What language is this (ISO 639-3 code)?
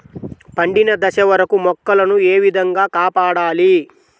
tel